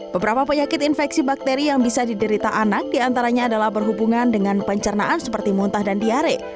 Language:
Indonesian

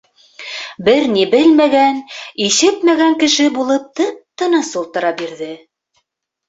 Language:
Bashkir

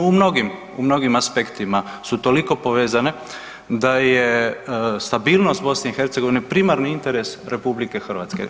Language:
Croatian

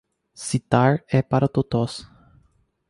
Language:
Portuguese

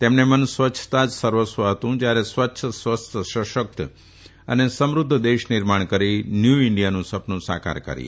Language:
Gujarati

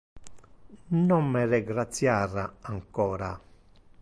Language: Interlingua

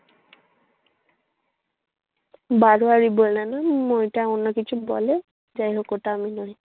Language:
Bangla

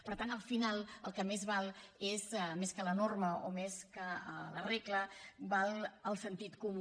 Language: Catalan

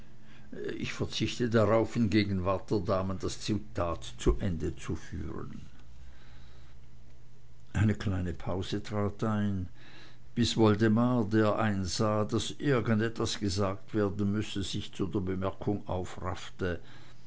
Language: German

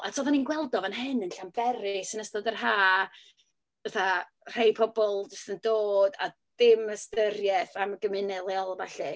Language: Welsh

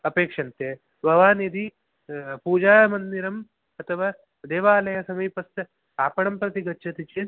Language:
Sanskrit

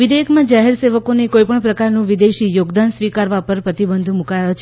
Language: Gujarati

